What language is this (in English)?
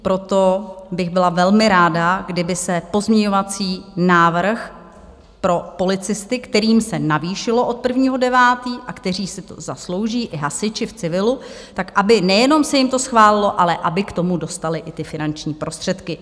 Czech